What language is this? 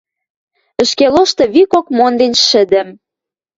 Western Mari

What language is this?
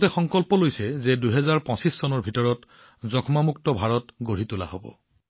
Assamese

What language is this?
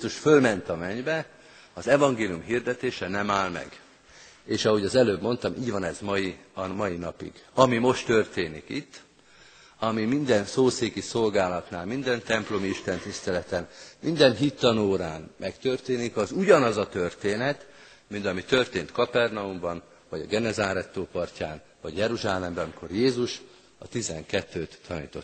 Hungarian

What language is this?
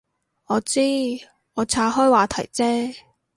Cantonese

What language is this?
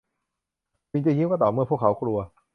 Thai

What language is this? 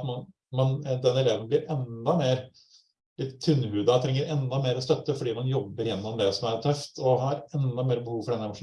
Norwegian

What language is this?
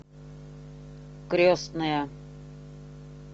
Russian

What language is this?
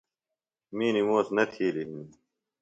Phalura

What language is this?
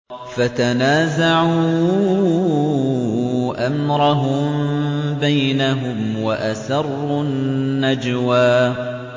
Arabic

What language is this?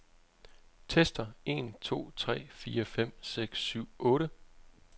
Danish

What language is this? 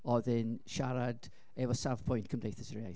Welsh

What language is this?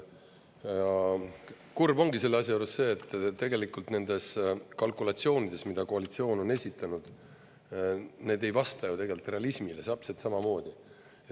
Estonian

